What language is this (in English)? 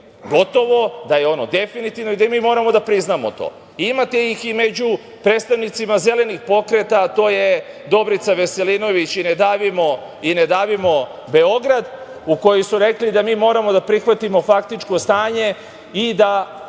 Serbian